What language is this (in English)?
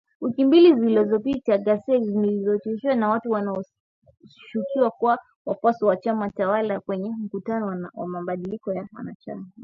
Swahili